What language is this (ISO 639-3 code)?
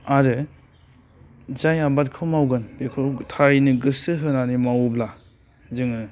brx